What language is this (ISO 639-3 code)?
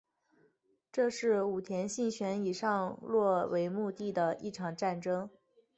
zho